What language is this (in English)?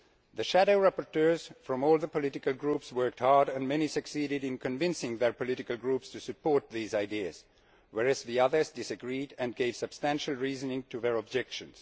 English